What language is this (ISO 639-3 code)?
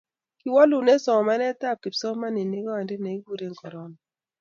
kln